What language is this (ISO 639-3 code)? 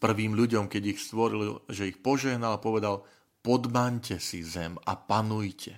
slk